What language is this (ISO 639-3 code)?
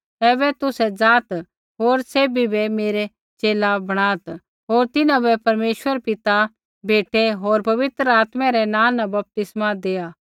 kfx